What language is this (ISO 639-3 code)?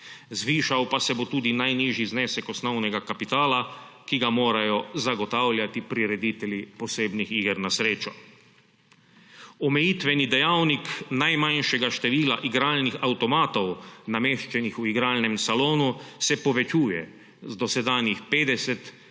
slv